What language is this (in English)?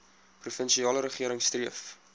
Afrikaans